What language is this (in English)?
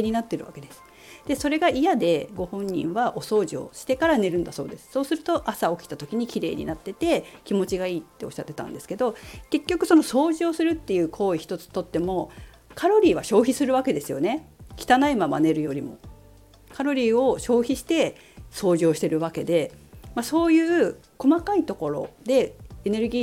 Japanese